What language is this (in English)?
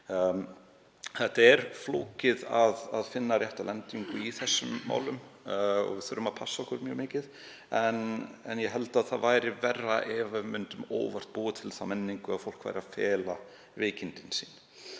Icelandic